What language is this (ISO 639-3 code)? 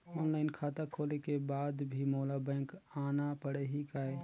hne